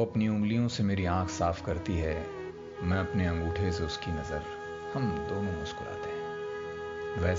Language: Hindi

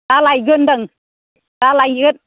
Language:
Bodo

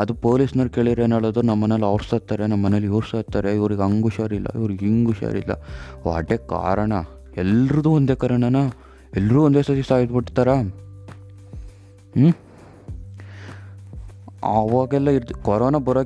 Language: Kannada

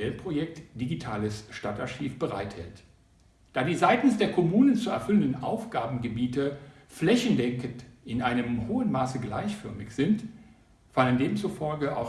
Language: German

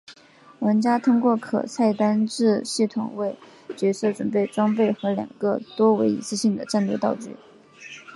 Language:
Chinese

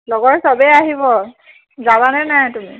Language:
Assamese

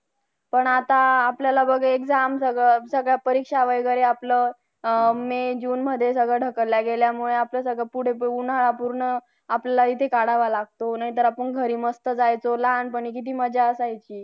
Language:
Marathi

